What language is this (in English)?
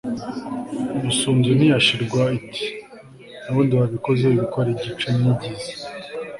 Kinyarwanda